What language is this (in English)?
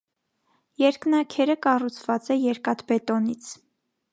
Armenian